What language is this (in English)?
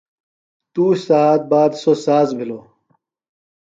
Phalura